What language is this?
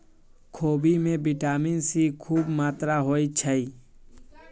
Magahi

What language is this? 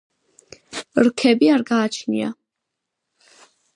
Georgian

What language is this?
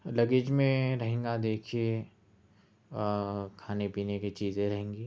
Urdu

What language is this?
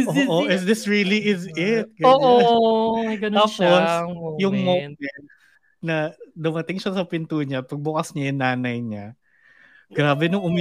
Filipino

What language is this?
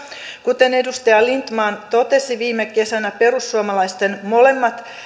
Finnish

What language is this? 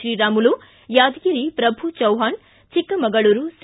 Kannada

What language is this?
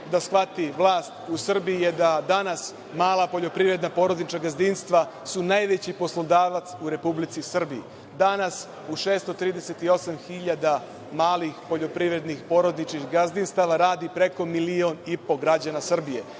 Serbian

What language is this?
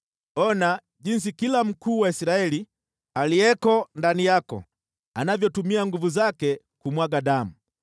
Swahili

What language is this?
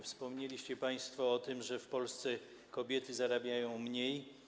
Polish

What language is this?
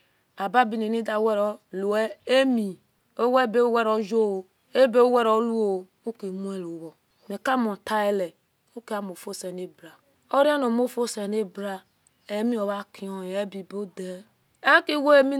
Esan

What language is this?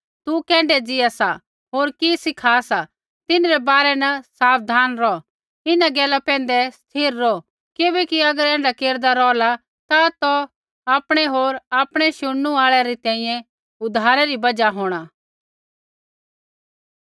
Kullu Pahari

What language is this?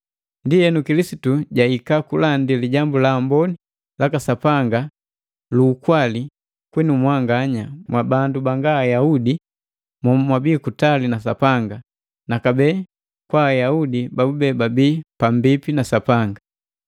Matengo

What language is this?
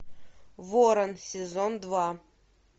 Russian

